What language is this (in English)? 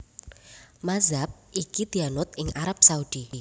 Javanese